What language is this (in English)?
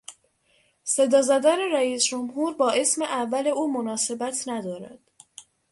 Persian